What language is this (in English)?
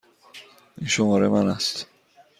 Persian